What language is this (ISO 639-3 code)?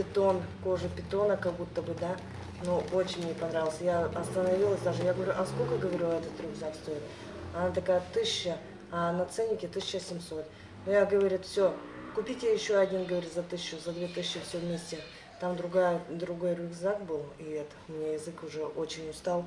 rus